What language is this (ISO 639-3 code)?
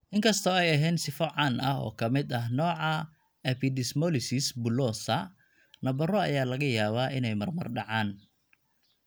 som